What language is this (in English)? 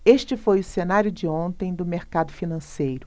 Portuguese